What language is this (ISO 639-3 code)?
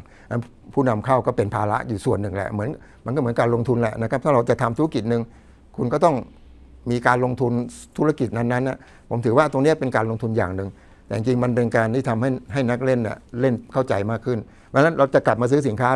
tha